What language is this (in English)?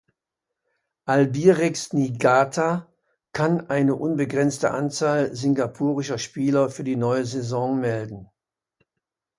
German